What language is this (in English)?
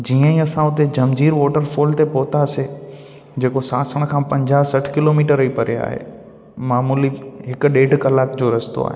Sindhi